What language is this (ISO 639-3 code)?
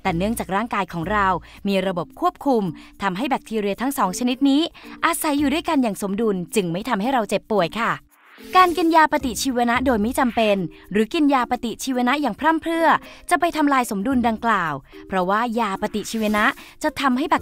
tha